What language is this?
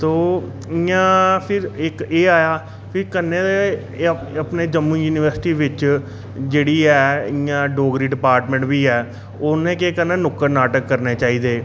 Dogri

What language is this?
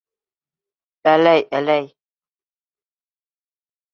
Bashkir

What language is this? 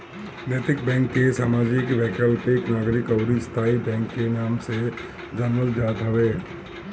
Bhojpuri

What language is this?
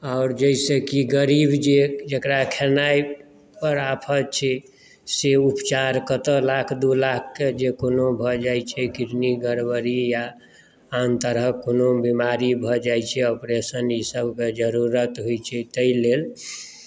Maithili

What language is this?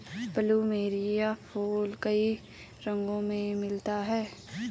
Hindi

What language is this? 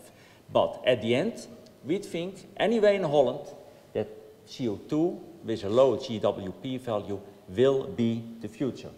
Dutch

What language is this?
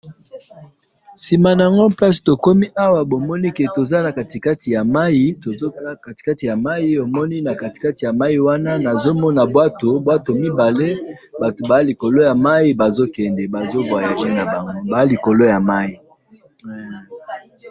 Lingala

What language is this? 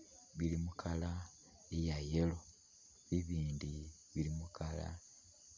Masaaba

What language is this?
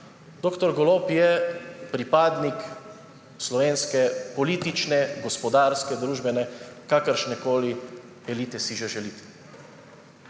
Slovenian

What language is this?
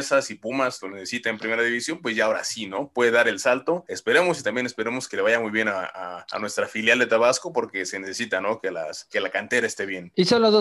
Spanish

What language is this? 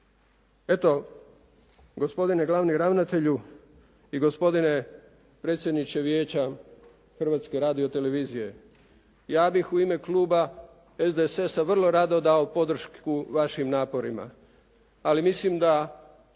Croatian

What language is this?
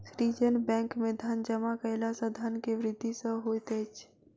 Maithili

